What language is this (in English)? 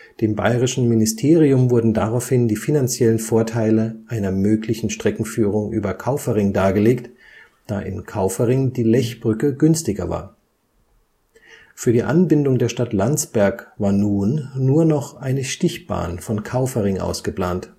German